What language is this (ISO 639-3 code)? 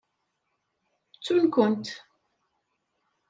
kab